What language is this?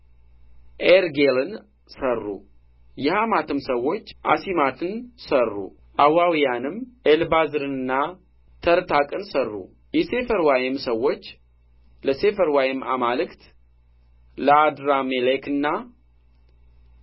Amharic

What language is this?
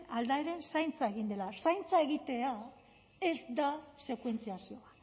Basque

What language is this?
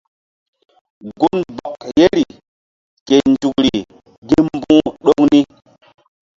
Mbum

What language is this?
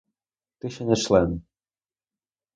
Ukrainian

